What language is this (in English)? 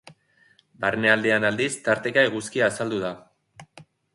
Basque